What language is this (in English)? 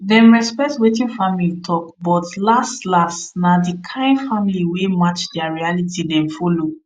Nigerian Pidgin